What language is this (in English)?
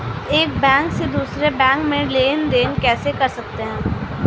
Hindi